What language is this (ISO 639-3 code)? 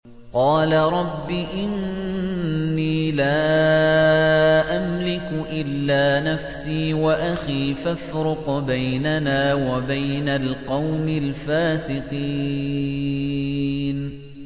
ara